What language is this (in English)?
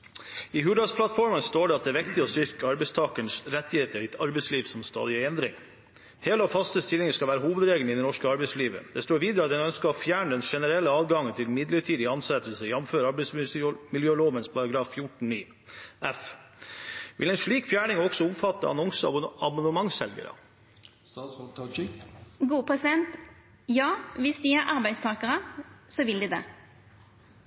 Norwegian